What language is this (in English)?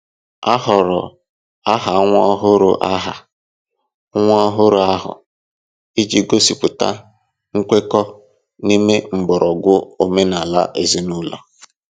Igbo